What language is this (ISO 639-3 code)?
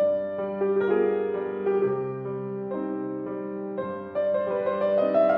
fas